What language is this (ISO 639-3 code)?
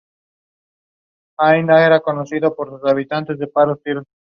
eng